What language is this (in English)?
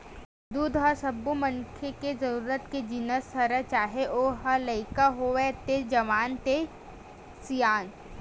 Chhattisgarhi